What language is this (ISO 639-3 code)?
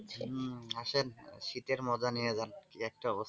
ben